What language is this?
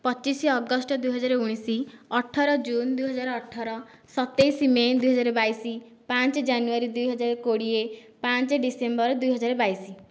Odia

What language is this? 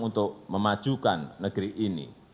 Indonesian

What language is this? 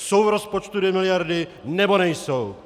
Czech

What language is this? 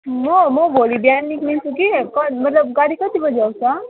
Nepali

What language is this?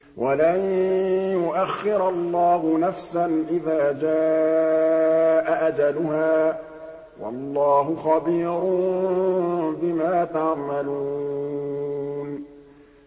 Arabic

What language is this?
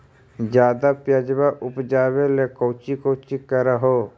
Magahi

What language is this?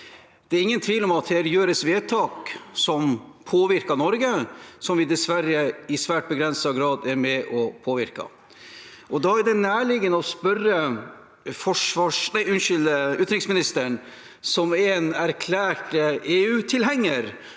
Norwegian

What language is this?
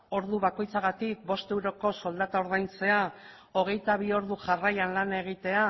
Basque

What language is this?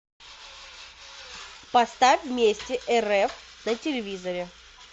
Russian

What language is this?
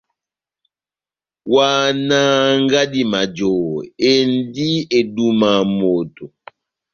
Batanga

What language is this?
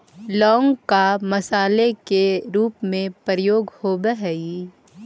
Magahi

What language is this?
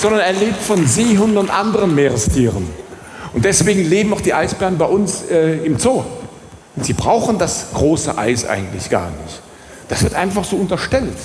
German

